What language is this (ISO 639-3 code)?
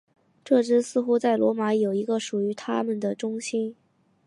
zho